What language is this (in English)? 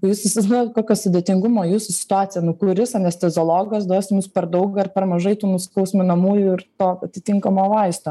Lithuanian